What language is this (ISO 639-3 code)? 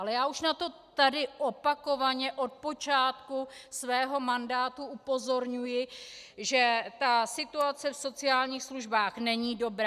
ces